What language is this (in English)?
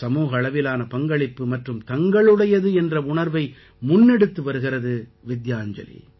Tamil